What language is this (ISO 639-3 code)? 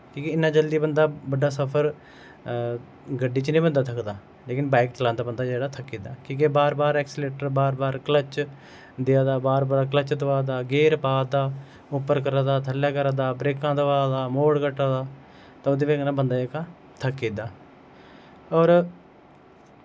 doi